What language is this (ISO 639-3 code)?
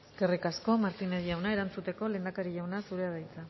eus